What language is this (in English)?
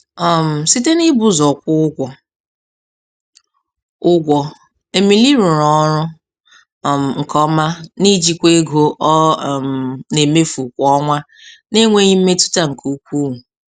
Igbo